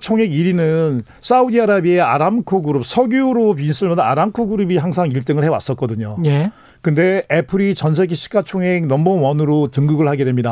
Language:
Korean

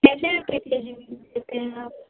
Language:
Urdu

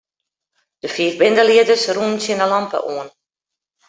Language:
Western Frisian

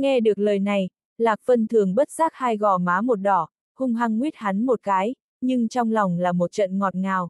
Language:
Vietnamese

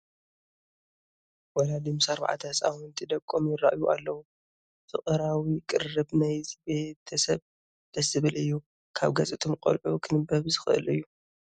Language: Tigrinya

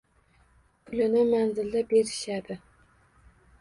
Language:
Uzbek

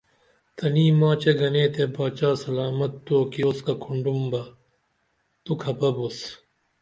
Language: Dameli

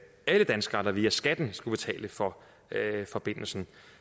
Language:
Danish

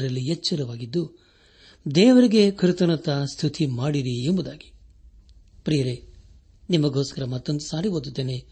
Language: Kannada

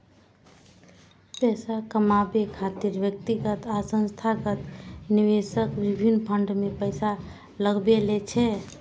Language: Maithili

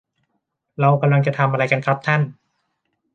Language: Thai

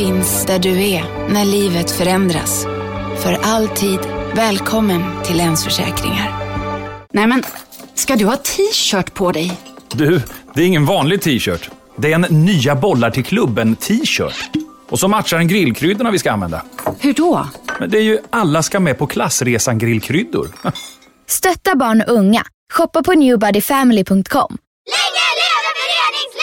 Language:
Swedish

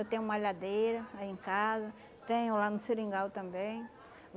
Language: Portuguese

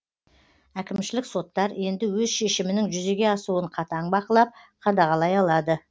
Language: Kazakh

